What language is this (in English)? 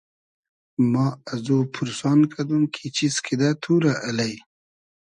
Hazaragi